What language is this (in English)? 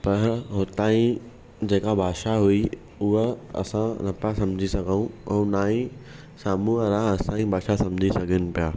Sindhi